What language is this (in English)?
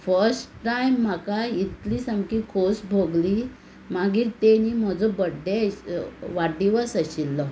Konkani